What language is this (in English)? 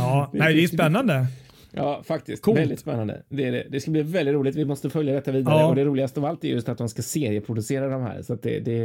Swedish